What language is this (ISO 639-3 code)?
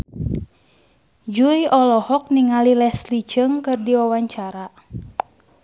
sun